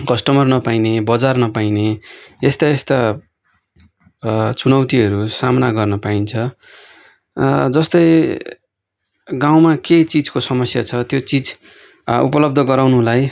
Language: Nepali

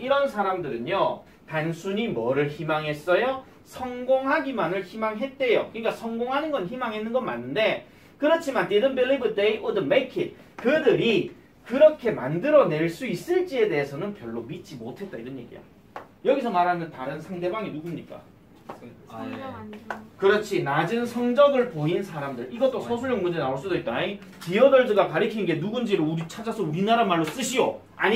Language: Korean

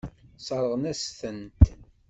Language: Kabyle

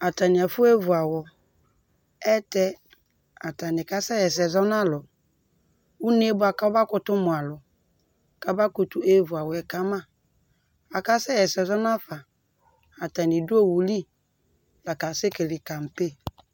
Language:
Ikposo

